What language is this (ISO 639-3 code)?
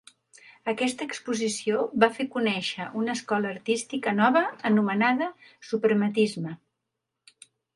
cat